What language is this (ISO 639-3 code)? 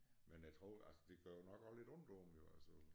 dan